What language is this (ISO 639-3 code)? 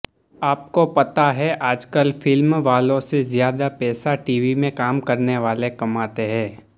guj